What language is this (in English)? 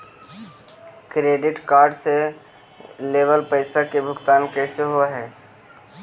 Magahi